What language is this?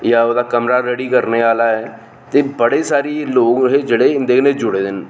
Dogri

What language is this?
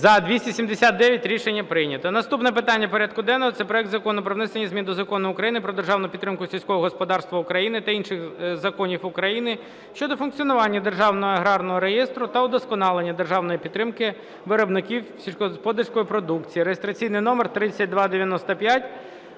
Ukrainian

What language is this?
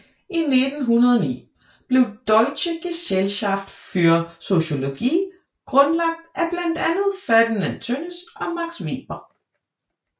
Danish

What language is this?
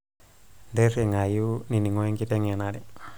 Masai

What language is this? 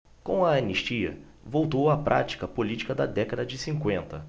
Portuguese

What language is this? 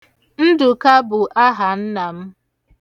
Igbo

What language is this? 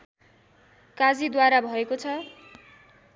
Nepali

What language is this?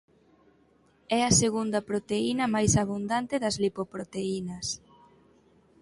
Galician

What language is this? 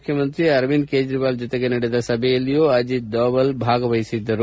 Kannada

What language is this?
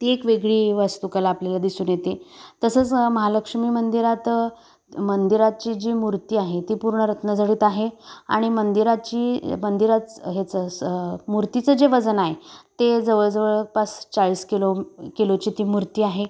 Marathi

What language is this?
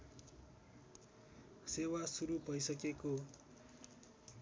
Nepali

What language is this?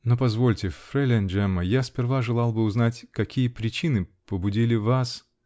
Russian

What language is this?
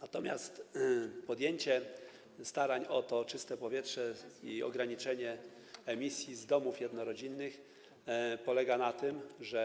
Polish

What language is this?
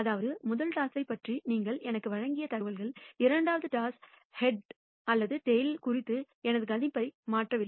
Tamil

